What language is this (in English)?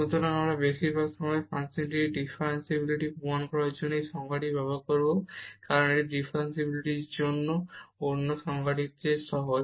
Bangla